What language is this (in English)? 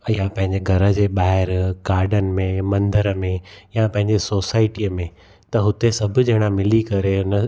Sindhi